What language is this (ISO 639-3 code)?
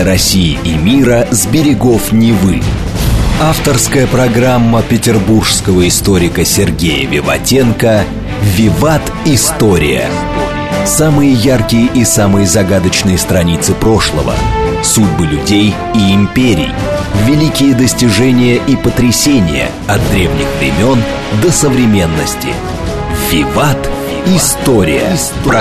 rus